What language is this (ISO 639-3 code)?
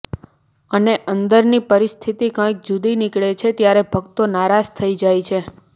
guj